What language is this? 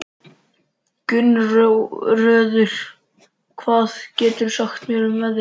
Icelandic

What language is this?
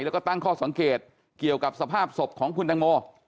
Thai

